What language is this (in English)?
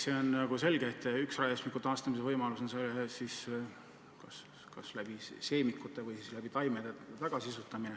Estonian